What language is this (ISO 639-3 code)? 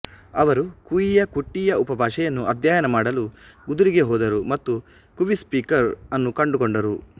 kan